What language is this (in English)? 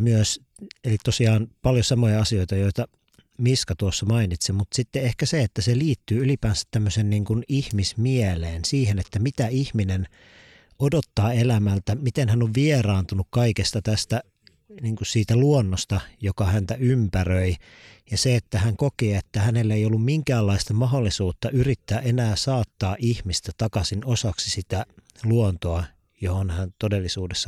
Finnish